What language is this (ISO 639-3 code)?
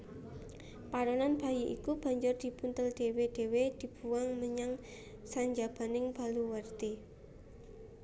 jav